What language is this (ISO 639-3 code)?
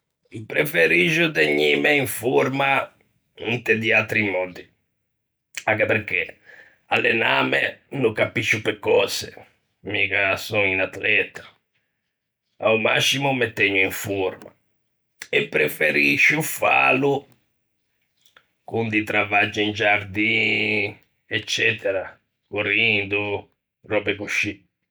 lij